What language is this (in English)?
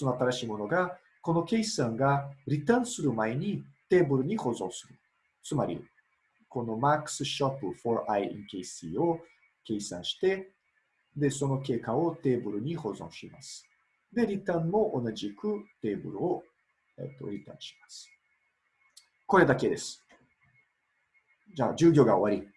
Japanese